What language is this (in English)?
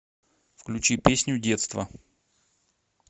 Russian